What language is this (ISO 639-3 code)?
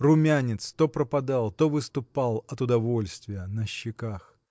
rus